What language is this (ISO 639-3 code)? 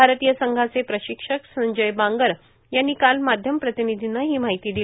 mar